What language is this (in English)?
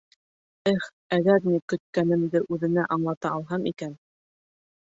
Bashkir